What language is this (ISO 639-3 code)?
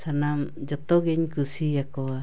sat